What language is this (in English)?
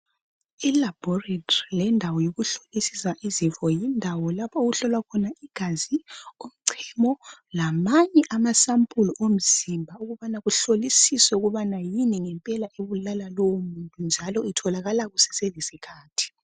North Ndebele